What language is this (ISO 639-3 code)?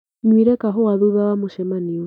kik